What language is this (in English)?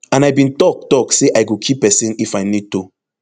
Nigerian Pidgin